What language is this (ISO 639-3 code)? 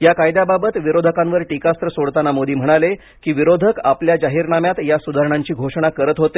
mar